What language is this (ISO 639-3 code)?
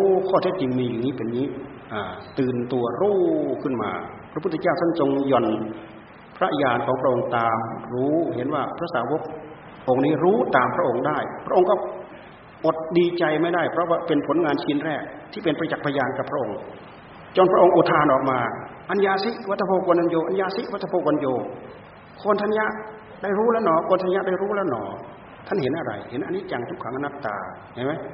tha